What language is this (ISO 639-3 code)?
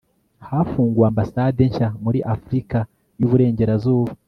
kin